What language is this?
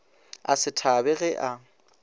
Northern Sotho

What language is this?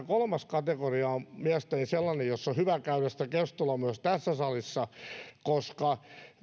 Finnish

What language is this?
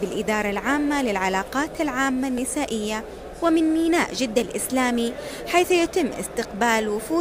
Arabic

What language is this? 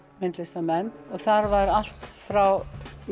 Icelandic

